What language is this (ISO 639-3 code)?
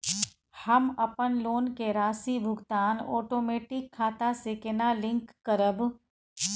mai